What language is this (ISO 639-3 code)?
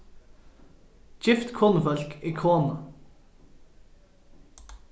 fao